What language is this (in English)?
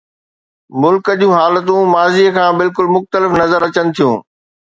Sindhi